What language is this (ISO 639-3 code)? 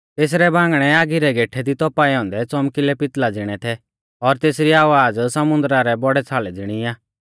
bfz